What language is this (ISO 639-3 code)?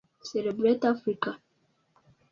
kin